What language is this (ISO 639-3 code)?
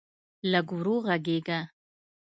pus